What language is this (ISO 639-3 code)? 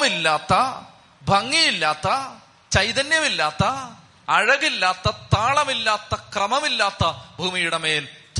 mal